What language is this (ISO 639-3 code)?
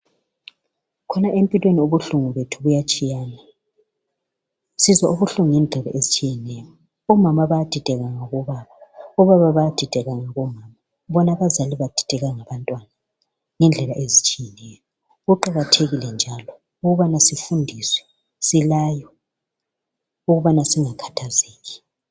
nde